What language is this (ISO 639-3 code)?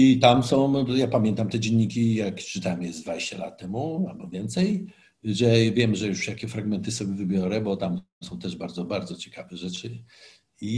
pol